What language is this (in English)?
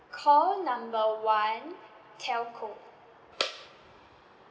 English